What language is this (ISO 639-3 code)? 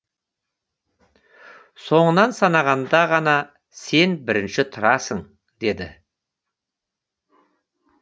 kaz